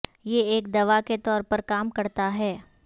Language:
Urdu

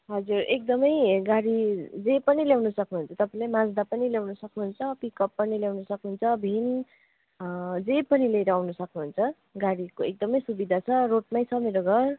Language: Nepali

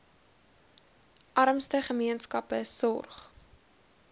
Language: Afrikaans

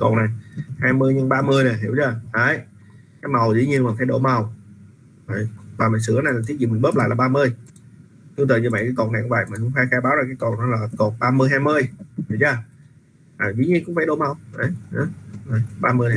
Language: Vietnamese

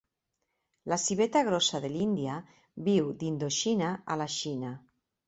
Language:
Catalan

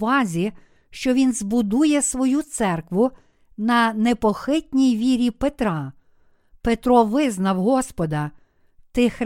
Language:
Ukrainian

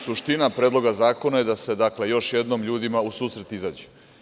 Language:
Serbian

